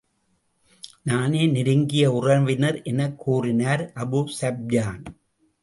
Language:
Tamil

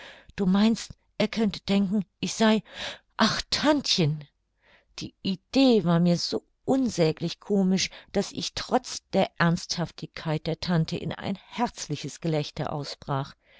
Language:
German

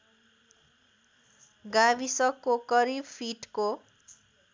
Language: Nepali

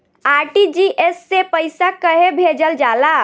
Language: Bhojpuri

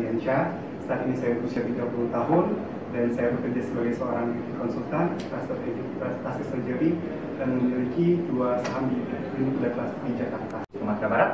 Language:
Indonesian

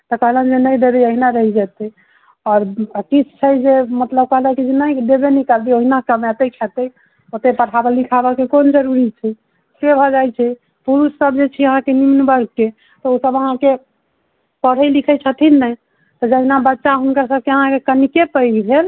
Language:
Maithili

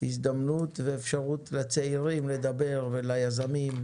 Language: Hebrew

